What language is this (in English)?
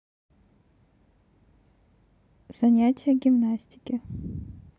Russian